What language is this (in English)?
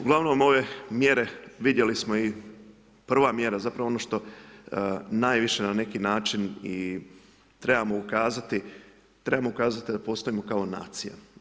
Croatian